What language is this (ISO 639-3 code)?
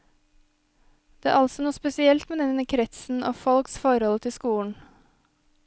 nor